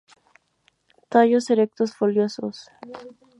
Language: Spanish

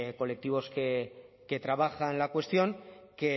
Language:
Spanish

